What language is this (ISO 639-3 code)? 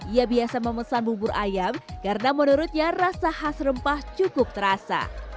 ind